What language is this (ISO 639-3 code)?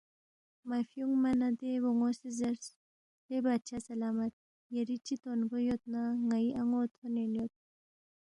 bft